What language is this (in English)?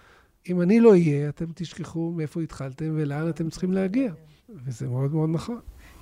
Hebrew